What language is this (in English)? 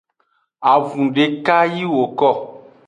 Aja (Benin)